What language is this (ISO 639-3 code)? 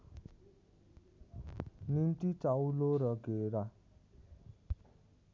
nep